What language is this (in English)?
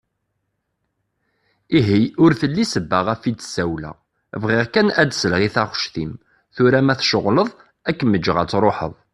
Kabyle